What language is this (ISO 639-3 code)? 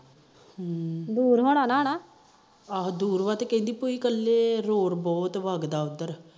pan